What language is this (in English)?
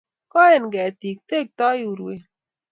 Kalenjin